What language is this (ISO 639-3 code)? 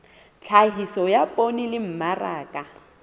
sot